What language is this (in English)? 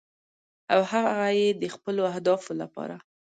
Pashto